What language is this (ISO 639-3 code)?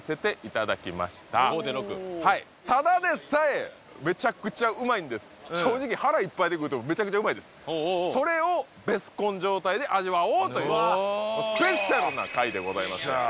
jpn